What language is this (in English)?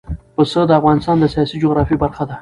Pashto